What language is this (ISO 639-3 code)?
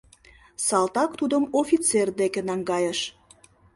chm